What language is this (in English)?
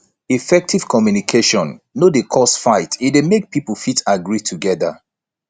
Nigerian Pidgin